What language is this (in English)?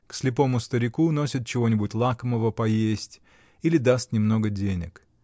Russian